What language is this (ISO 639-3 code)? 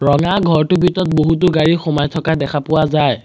asm